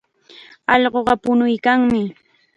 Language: Chiquián Ancash Quechua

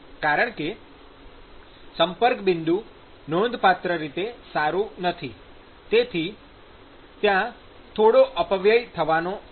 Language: Gujarati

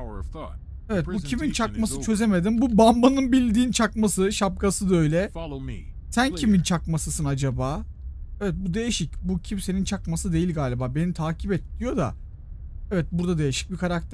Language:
Turkish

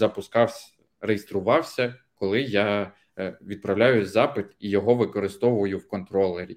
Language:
Ukrainian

